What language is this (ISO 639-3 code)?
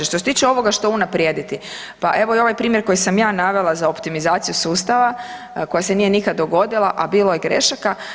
hrv